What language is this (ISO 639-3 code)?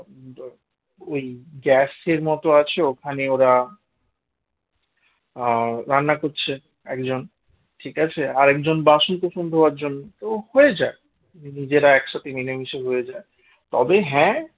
ben